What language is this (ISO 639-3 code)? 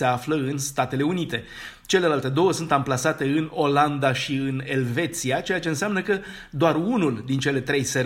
ron